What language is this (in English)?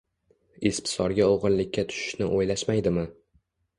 Uzbek